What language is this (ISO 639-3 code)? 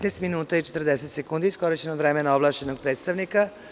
srp